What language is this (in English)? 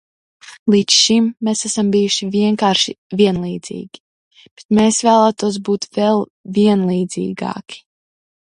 Latvian